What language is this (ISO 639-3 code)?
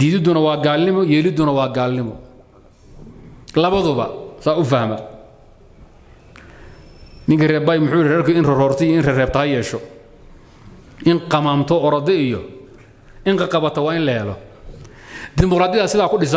ara